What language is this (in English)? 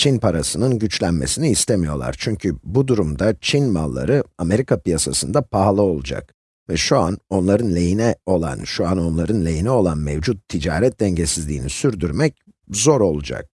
Turkish